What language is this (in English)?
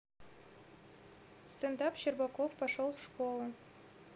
Russian